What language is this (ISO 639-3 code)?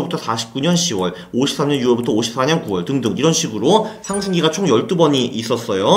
kor